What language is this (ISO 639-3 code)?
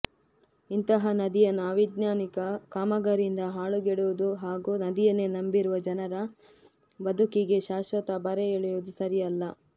kan